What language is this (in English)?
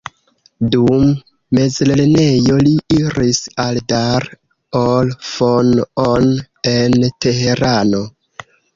Esperanto